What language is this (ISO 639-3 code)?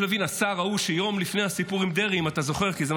heb